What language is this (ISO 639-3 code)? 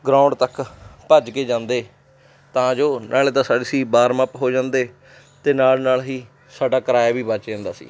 pan